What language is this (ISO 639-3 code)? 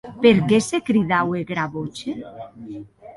oci